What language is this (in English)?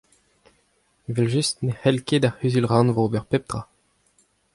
Breton